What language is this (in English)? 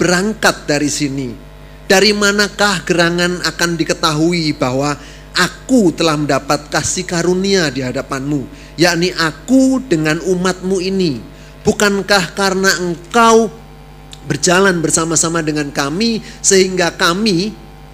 Indonesian